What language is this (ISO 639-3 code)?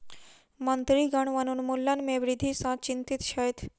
mai